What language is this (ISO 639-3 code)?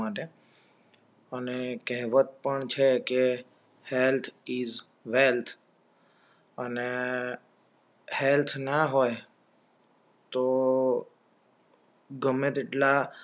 guj